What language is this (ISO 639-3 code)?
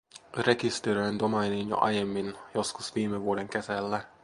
fin